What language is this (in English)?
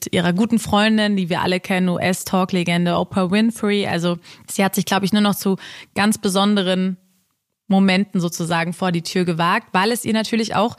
German